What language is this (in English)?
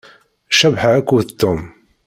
Kabyle